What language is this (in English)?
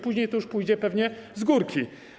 Polish